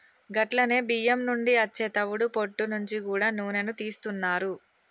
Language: Telugu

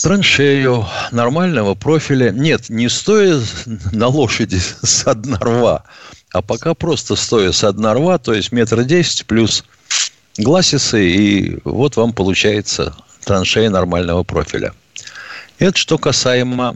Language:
Russian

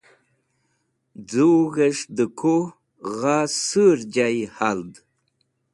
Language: Wakhi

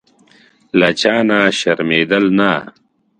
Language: Pashto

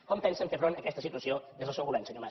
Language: Catalan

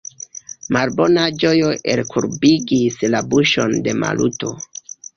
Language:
Esperanto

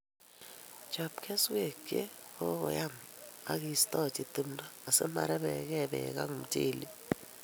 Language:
Kalenjin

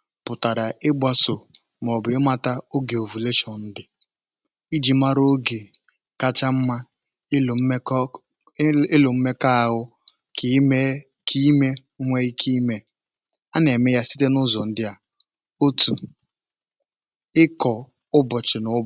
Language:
Igbo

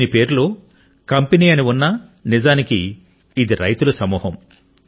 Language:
Telugu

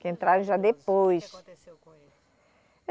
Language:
Portuguese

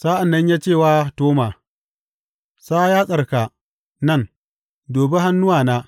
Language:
Hausa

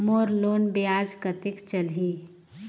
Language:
Chhattisgarhi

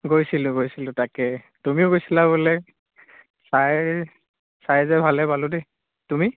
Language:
Assamese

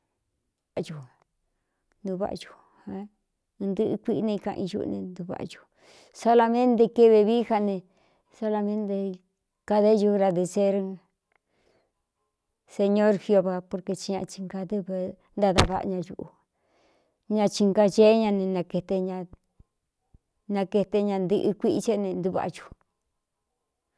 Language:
Cuyamecalco Mixtec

